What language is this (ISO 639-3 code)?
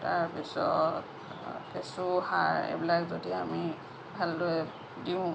asm